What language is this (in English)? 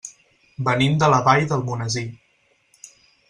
Catalan